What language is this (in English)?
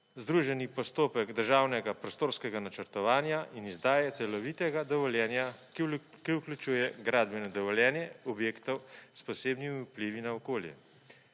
Slovenian